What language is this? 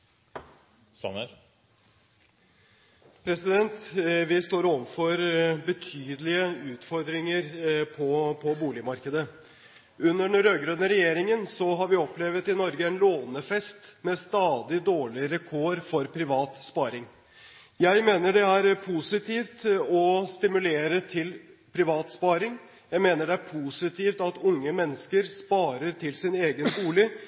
Norwegian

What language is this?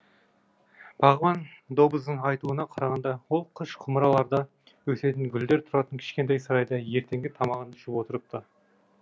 Kazakh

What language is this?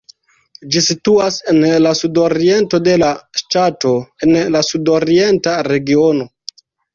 Esperanto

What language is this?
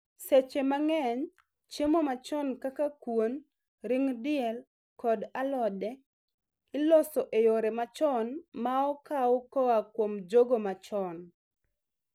Luo (Kenya and Tanzania)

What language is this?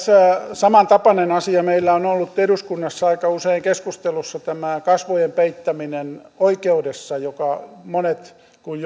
Finnish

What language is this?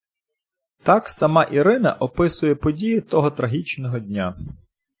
Ukrainian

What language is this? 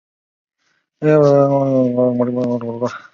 Chinese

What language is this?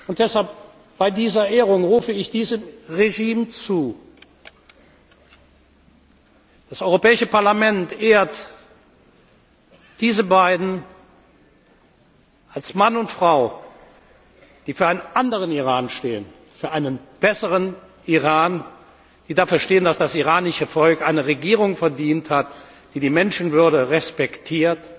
German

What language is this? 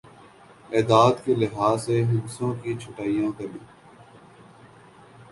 Urdu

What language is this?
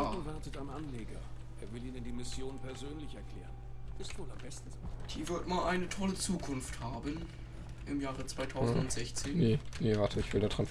German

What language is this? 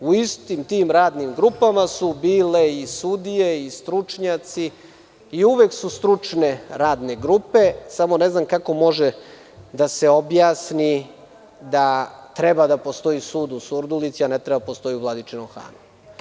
Serbian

